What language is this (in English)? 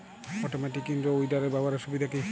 Bangla